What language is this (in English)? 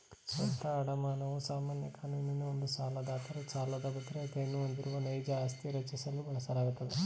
Kannada